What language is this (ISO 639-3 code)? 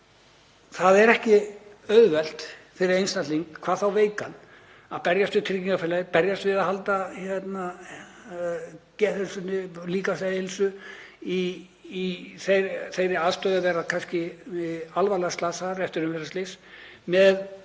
isl